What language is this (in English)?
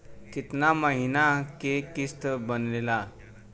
Bhojpuri